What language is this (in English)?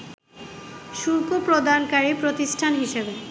Bangla